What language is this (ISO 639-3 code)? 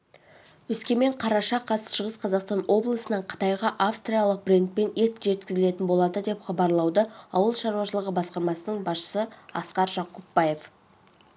kaz